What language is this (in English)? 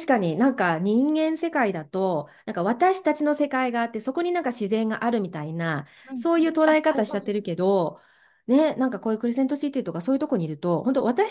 Japanese